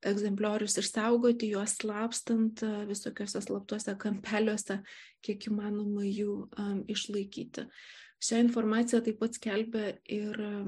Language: Lithuanian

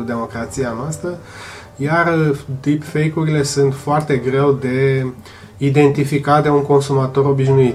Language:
Romanian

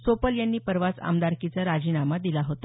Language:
Marathi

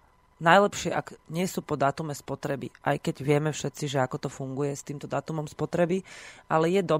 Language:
Slovak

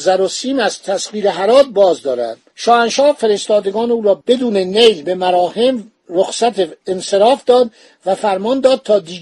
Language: Persian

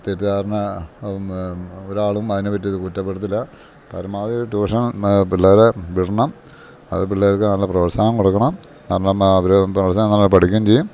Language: Malayalam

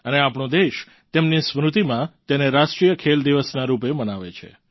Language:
Gujarati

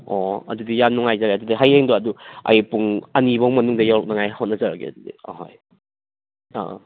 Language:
Manipuri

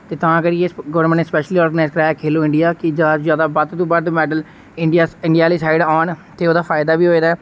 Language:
Dogri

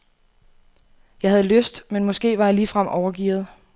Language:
Danish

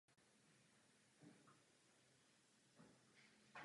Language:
Czech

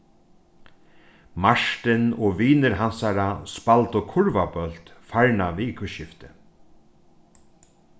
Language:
Faroese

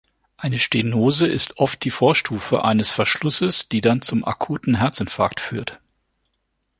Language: German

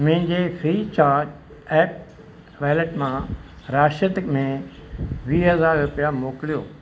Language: Sindhi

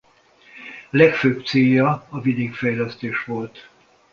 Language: Hungarian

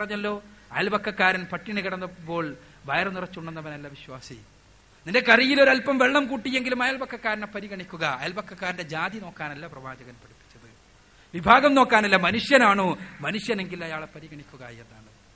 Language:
Malayalam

